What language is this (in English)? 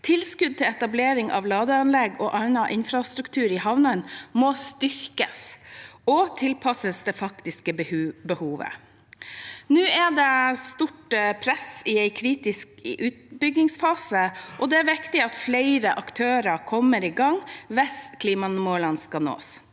Norwegian